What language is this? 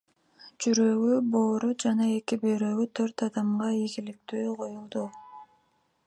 Kyrgyz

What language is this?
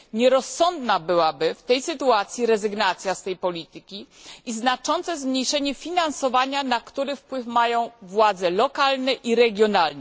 Polish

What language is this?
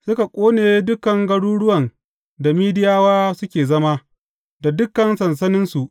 Hausa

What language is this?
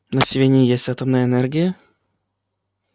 Russian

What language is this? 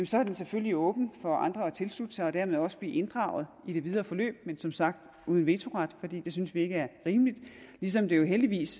Danish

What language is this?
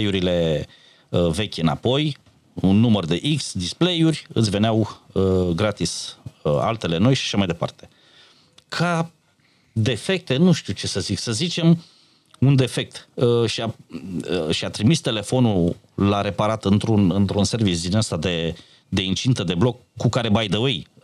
Romanian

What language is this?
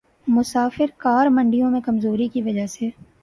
Urdu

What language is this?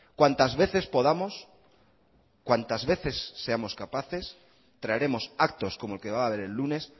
Spanish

